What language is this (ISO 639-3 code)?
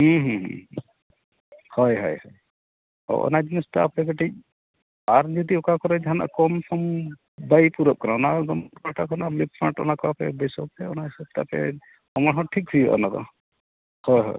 sat